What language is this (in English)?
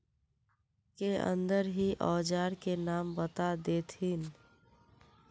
Magahi